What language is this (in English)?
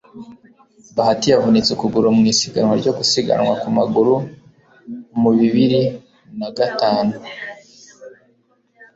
Kinyarwanda